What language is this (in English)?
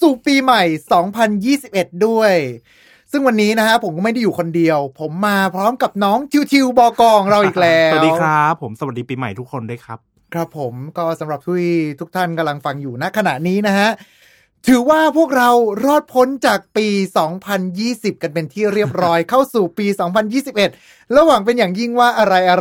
Thai